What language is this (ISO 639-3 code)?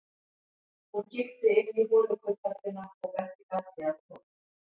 isl